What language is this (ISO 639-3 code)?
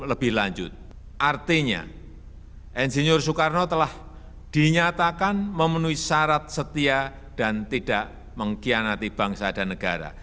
ind